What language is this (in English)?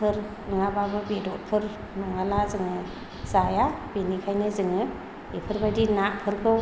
Bodo